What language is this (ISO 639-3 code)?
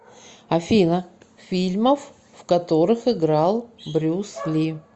rus